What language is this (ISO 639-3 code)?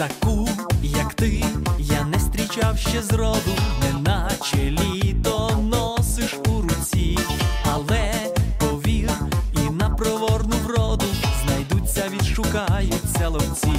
ukr